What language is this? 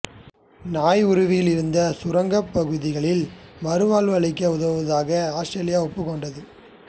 Tamil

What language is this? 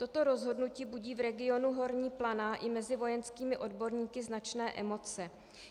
Czech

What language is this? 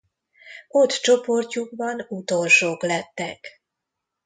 Hungarian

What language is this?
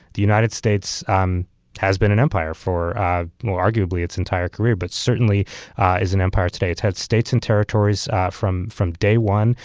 English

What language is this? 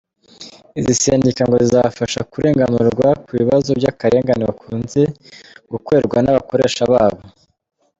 Kinyarwanda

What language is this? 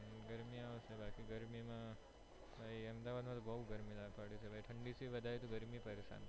Gujarati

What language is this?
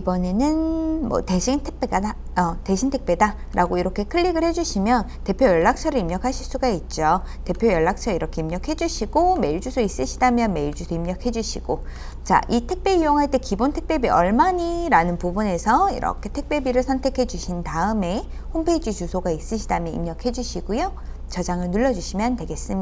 Korean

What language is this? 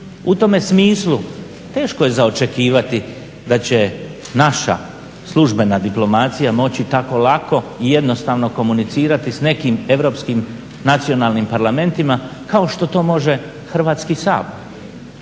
Croatian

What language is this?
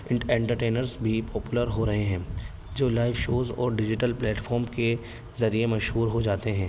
Urdu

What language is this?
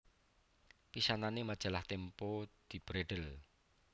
Javanese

